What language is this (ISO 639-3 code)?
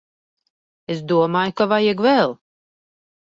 lav